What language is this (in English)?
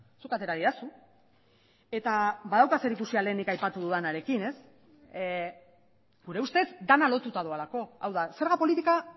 Basque